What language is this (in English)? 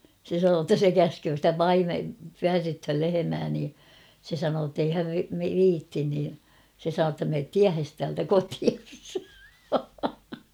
Finnish